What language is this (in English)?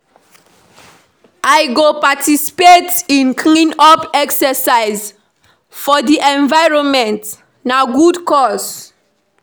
Nigerian Pidgin